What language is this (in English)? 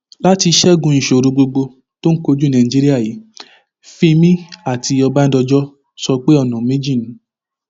Yoruba